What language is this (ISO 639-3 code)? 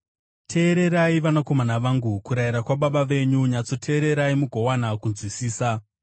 sna